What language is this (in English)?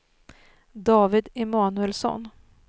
Swedish